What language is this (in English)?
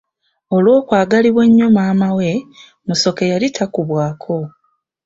Ganda